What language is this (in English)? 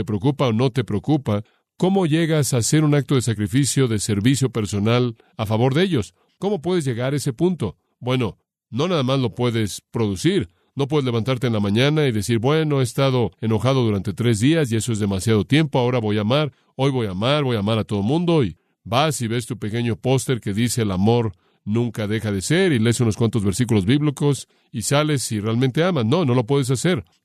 Spanish